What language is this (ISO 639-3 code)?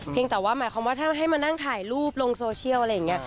tha